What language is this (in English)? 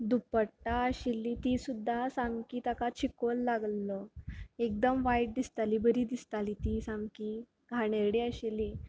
Konkani